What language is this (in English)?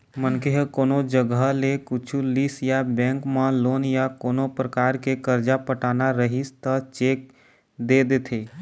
Chhattisgarhi